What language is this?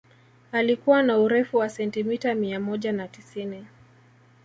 Swahili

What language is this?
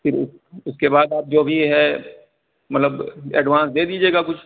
Urdu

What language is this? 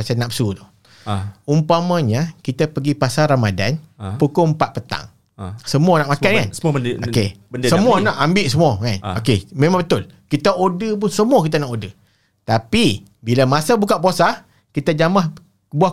Malay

